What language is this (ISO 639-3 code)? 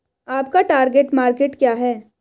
hin